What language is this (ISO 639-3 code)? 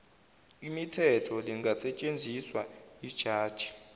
zul